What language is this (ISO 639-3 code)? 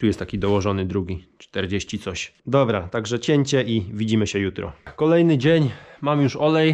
pol